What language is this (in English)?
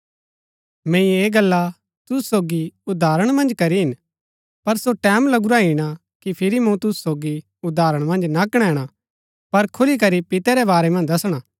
Gaddi